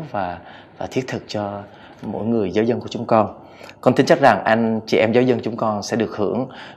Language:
Vietnamese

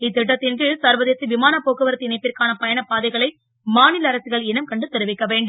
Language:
Tamil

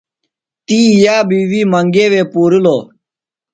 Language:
Phalura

